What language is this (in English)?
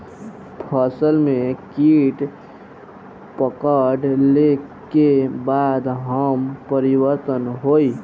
Bhojpuri